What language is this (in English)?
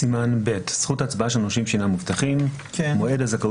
Hebrew